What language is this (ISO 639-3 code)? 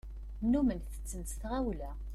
kab